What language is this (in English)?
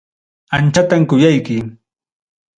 Ayacucho Quechua